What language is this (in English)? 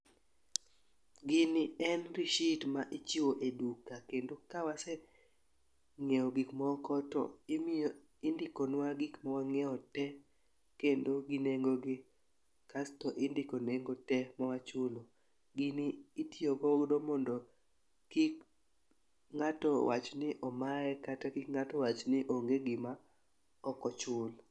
Luo (Kenya and Tanzania)